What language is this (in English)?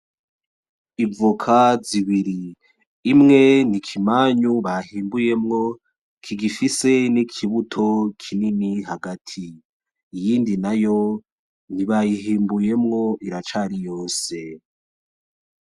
Rundi